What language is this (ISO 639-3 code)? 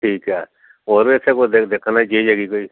pan